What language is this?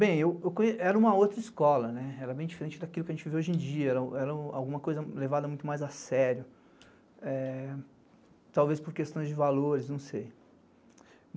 Portuguese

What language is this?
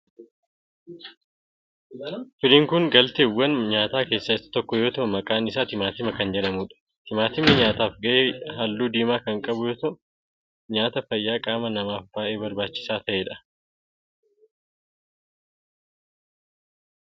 Oromo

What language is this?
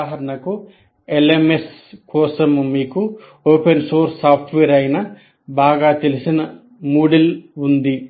Telugu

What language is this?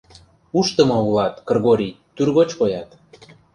Mari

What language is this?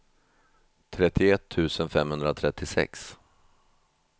Swedish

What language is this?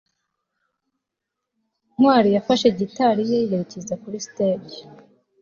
Kinyarwanda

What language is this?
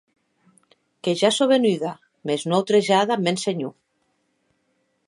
Occitan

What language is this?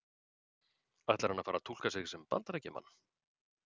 Icelandic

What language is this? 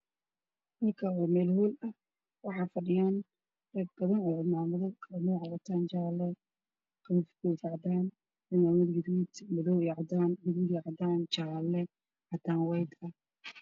Somali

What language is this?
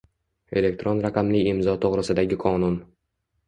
Uzbek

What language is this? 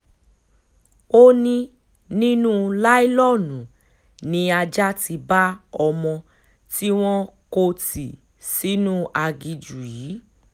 Yoruba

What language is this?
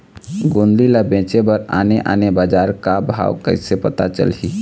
Chhattisgarhi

